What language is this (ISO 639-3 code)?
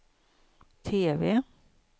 swe